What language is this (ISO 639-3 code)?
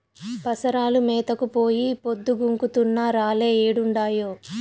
tel